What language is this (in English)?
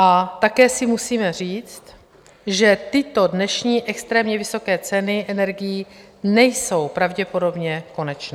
Czech